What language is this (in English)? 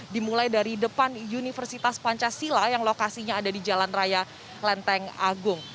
Indonesian